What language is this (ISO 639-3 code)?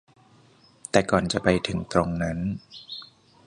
tha